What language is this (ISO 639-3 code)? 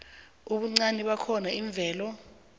nbl